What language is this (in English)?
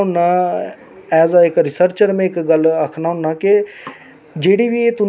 Dogri